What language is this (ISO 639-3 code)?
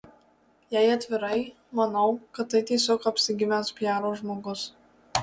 lit